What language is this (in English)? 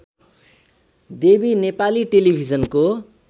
Nepali